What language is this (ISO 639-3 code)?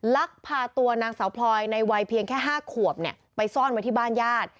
tha